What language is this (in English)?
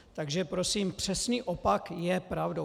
Czech